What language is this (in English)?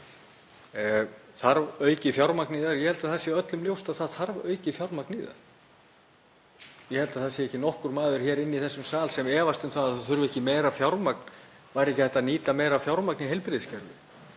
Icelandic